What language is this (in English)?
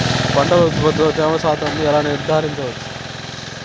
Telugu